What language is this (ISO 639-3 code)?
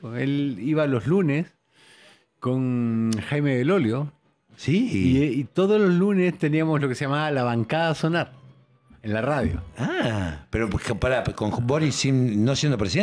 spa